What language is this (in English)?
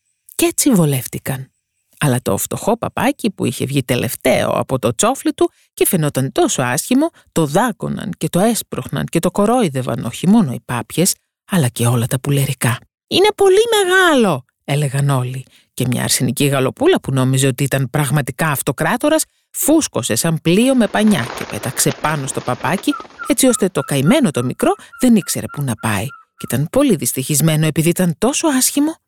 Greek